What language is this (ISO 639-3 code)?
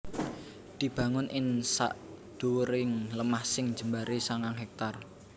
jav